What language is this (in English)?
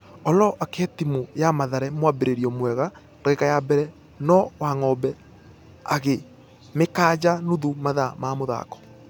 Kikuyu